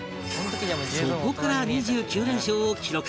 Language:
Japanese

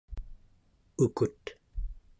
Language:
Central Yupik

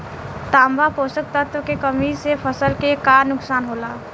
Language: Bhojpuri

